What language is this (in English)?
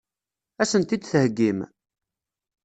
Kabyle